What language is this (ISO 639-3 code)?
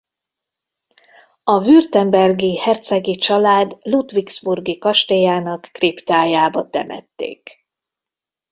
hun